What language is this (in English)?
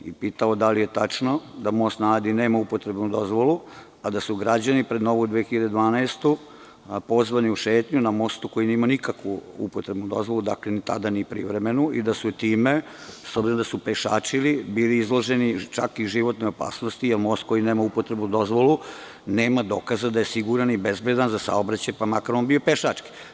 Serbian